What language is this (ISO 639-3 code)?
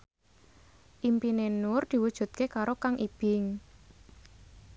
jav